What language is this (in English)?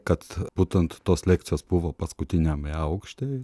Lithuanian